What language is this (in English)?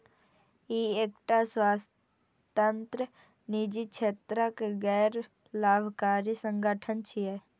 Maithili